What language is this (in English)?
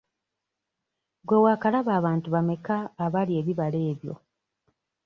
Ganda